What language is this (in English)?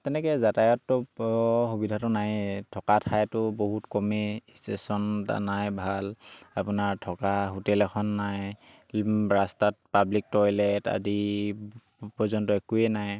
Assamese